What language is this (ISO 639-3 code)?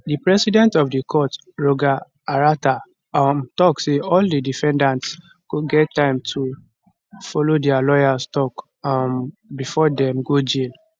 pcm